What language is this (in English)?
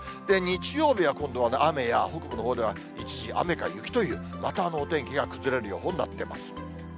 Japanese